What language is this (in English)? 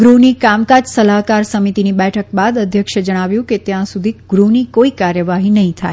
Gujarati